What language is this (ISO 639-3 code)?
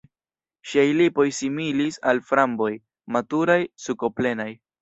epo